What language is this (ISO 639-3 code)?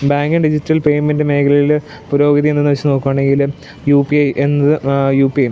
mal